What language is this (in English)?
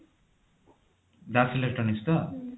Odia